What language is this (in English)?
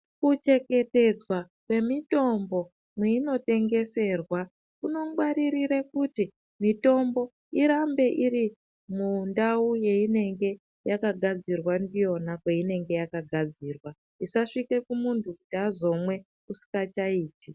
Ndau